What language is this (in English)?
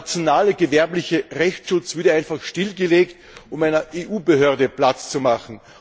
German